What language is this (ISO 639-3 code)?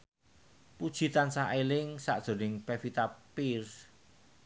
jav